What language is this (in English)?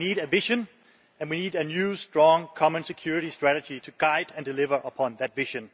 English